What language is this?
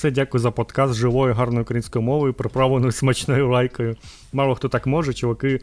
Ukrainian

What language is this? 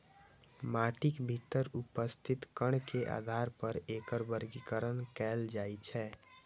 Maithili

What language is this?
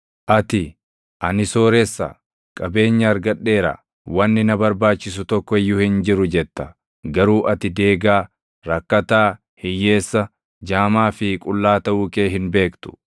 Oromo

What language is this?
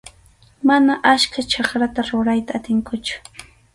Arequipa-La Unión Quechua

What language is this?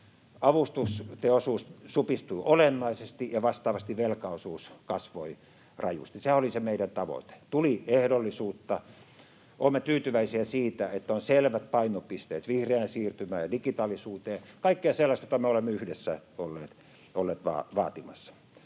Finnish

